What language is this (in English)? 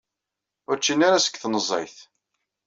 Kabyle